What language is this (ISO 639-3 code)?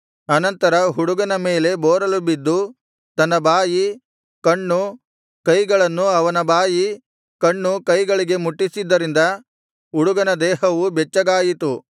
kan